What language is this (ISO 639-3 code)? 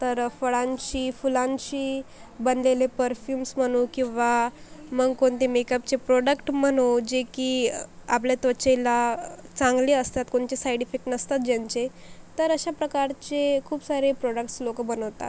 mar